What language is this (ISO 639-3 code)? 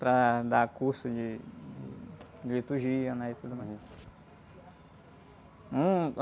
por